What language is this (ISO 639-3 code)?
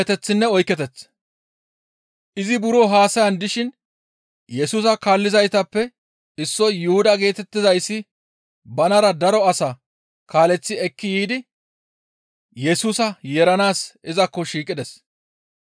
gmv